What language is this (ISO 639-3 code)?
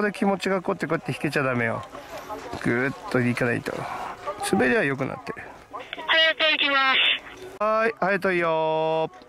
jpn